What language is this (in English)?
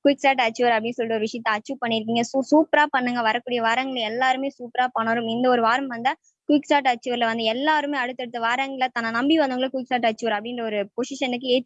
Tamil